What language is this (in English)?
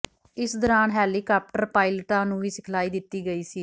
Punjabi